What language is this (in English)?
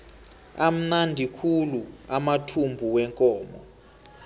South Ndebele